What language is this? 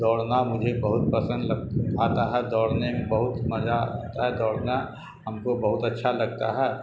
Urdu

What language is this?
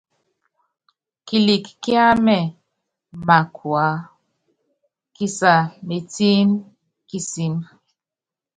Yangben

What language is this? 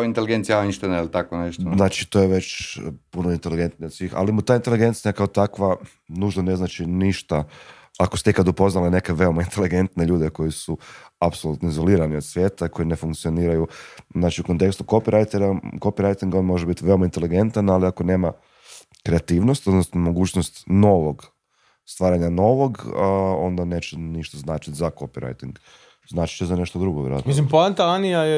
Croatian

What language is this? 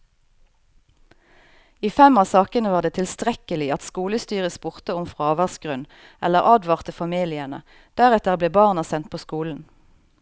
Norwegian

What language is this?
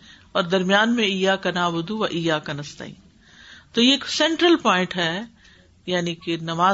Urdu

